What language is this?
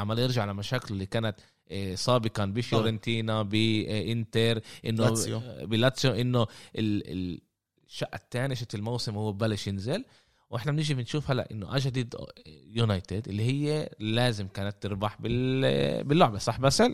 Arabic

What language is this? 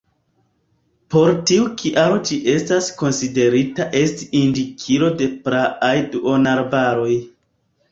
Esperanto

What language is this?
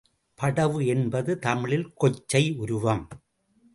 Tamil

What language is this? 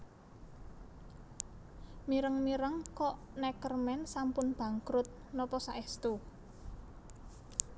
Javanese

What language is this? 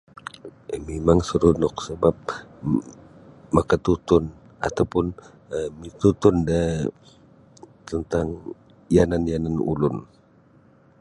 Sabah Bisaya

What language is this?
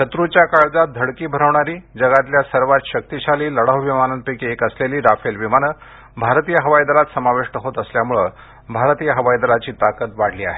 Marathi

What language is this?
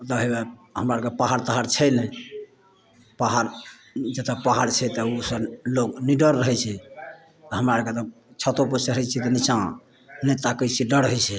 Maithili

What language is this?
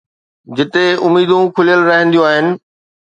Sindhi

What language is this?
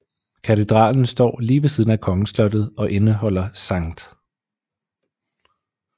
Danish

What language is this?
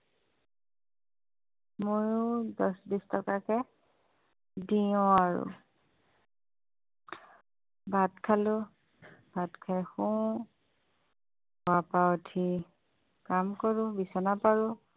Assamese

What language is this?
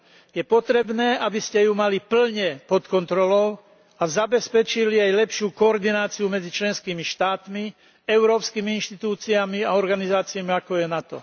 Slovak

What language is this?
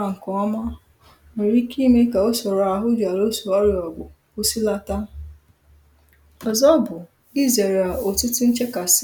Igbo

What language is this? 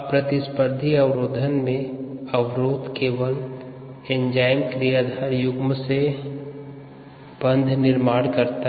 Hindi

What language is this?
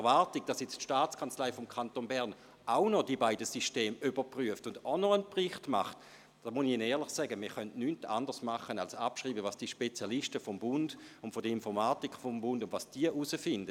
Swiss German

